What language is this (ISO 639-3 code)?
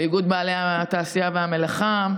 heb